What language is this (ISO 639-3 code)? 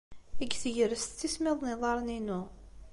kab